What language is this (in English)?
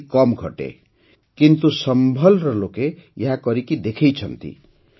Odia